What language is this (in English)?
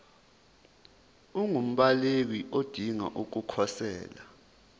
Zulu